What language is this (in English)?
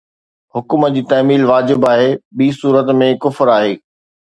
Sindhi